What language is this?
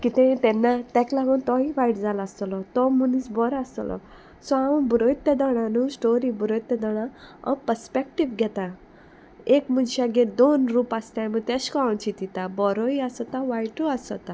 Konkani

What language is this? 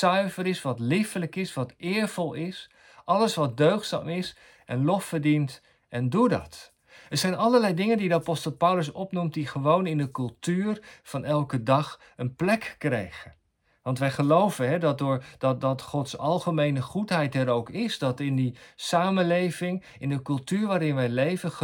Dutch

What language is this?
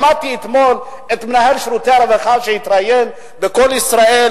Hebrew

